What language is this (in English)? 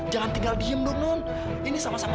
Indonesian